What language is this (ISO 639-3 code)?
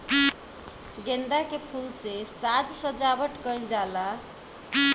bho